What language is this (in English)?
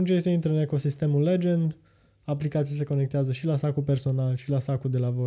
Romanian